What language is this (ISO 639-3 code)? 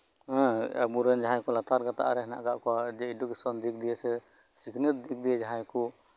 sat